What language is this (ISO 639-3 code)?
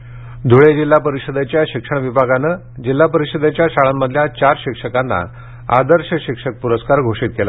mar